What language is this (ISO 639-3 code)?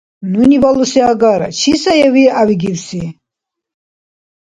dar